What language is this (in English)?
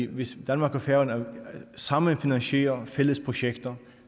Danish